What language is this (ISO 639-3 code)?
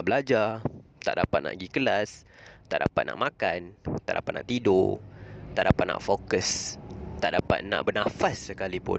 msa